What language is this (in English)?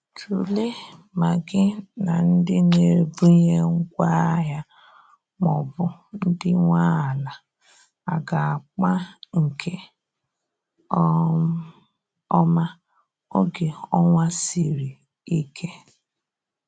Igbo